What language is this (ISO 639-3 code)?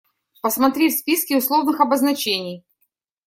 rus